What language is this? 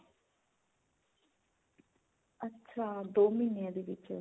Punjabi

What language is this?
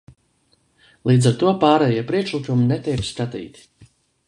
Latvian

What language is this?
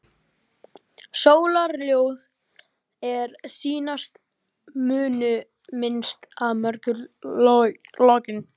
Icelandic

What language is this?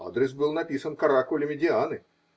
Russian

